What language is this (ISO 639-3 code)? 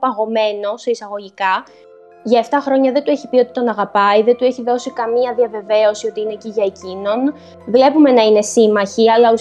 ell